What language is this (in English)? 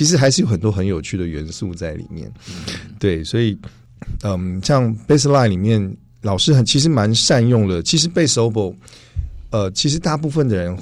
Chinese